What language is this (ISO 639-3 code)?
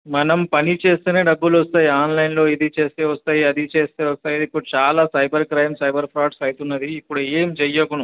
tel